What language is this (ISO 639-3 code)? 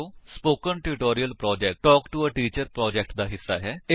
pan